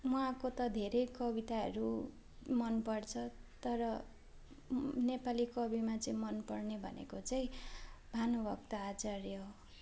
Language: Nepali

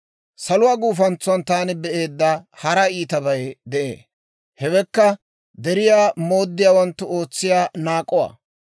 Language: Dawro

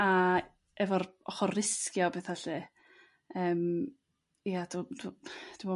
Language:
Welsh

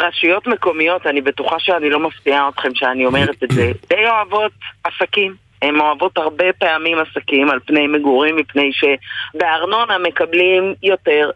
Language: Hebrew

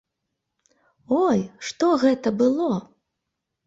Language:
Belarusian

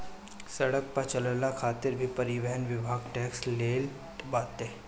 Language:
Bhojpuri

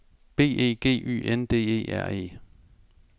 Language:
Danish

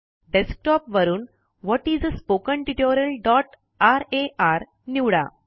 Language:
Marathi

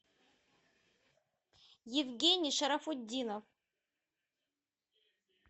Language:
Russian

